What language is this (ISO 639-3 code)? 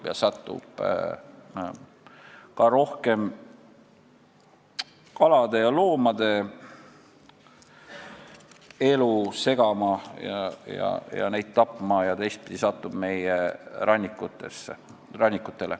est